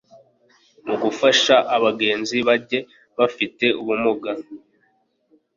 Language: Kinyarwanda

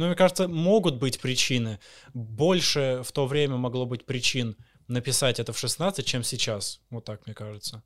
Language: Russian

